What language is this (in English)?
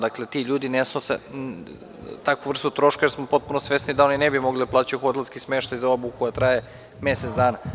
Serbian